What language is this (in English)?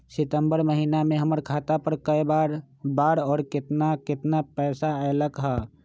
Magahi